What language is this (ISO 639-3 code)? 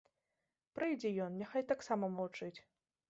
bel